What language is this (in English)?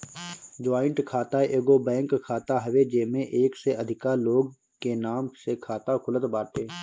Bhojpuri